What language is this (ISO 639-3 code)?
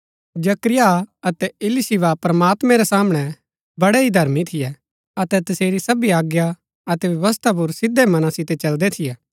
gbk